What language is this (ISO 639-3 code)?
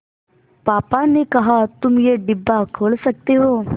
hin